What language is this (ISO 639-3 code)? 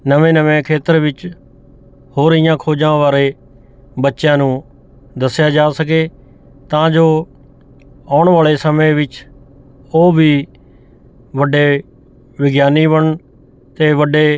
pan